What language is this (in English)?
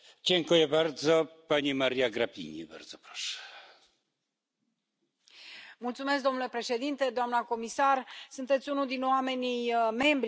Romanian